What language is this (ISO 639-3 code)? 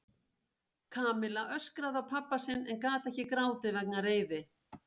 isl